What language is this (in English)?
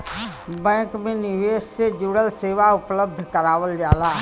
Bhojpuri